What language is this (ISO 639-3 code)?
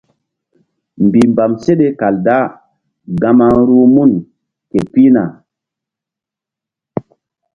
mdd